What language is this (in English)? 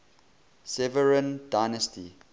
English